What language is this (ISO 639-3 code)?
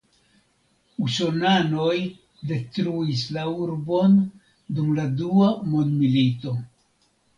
epo